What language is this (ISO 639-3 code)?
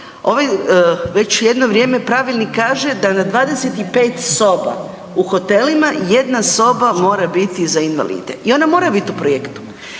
hrv